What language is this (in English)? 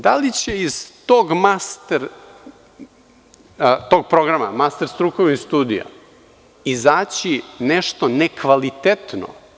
Serbian